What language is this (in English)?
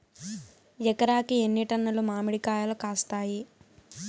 Telugu